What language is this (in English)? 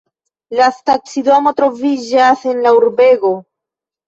Esperanto